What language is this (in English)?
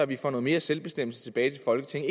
Danish